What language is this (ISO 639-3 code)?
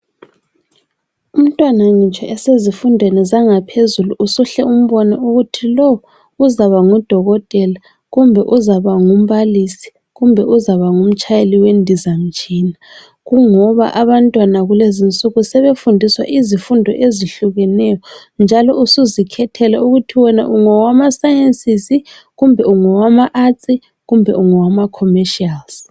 nde